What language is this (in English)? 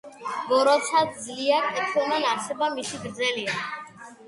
Georgian